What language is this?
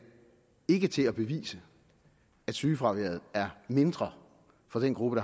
Danish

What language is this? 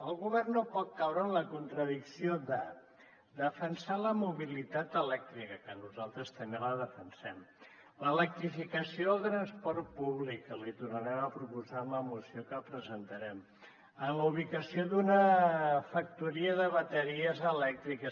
Catalan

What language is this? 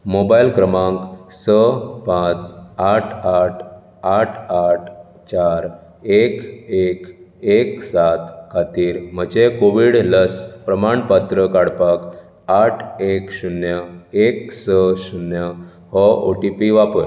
Konkani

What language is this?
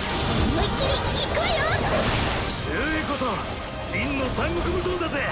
Japanese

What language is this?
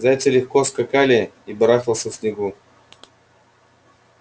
Russian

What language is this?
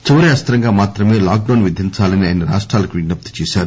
Telugu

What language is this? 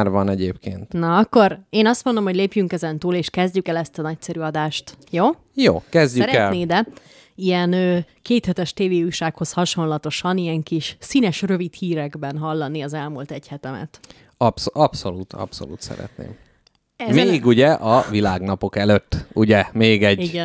Hungarian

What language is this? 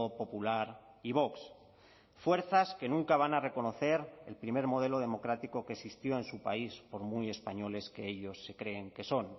Spanish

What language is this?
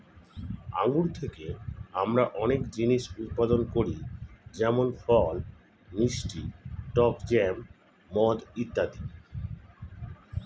Bangla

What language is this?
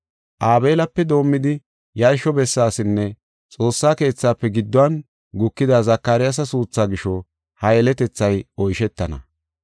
Gofa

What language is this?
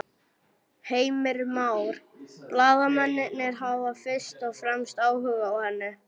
Icelandic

